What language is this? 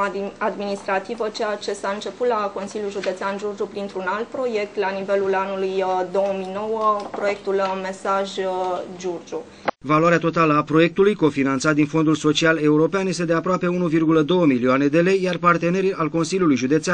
Romanian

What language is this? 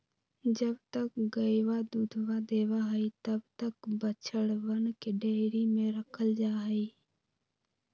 Magahi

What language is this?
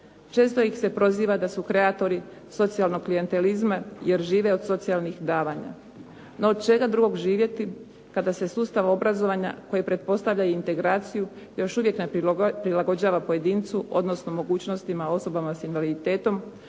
Croatian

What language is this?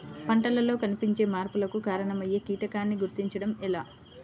Telugu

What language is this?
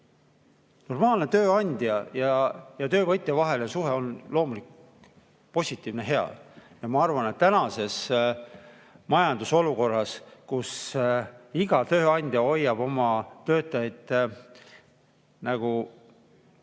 Estonian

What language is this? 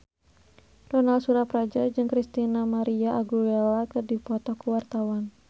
Sundanese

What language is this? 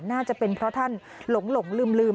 Thai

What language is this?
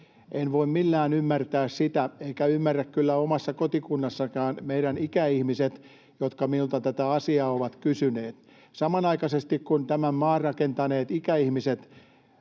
Finnish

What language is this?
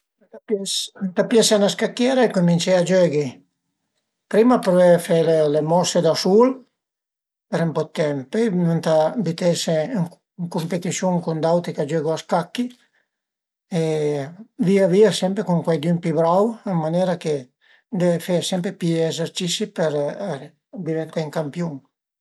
Piedmontese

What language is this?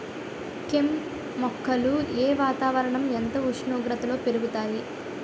Telugu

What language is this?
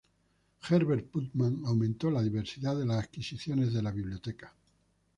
Spanish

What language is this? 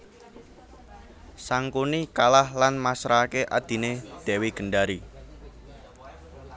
Javanese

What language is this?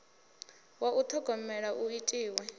Venda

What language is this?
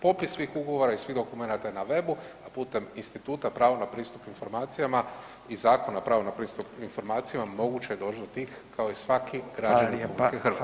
Croatian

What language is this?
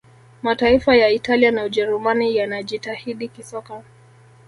Swahili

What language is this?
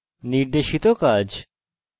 Bangla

